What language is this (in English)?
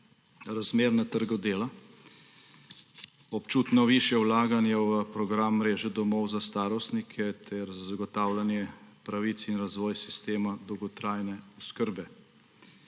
Slovenian